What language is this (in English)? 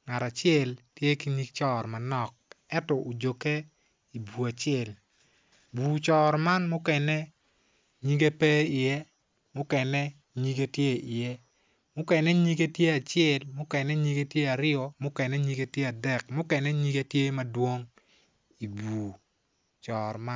Acoli